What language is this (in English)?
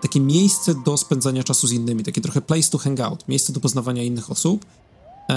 Polish